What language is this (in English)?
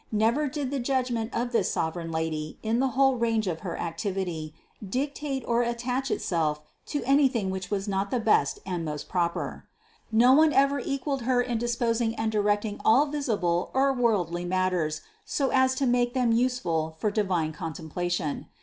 English